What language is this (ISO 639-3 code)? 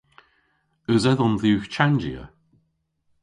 cor